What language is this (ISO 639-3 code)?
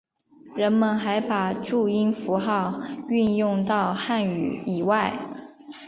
zho